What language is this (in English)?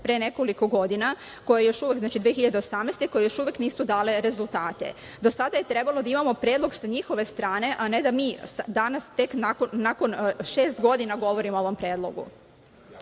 Serbian